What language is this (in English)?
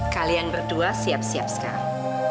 Indonesian